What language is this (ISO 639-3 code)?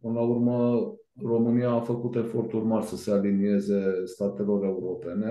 ron